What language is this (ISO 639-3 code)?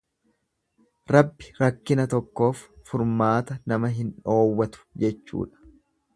orm